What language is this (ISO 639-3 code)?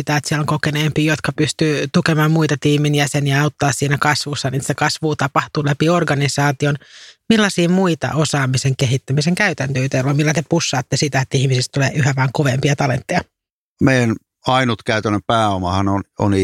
fin